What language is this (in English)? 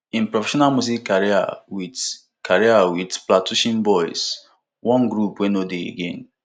Nigerian Pidgin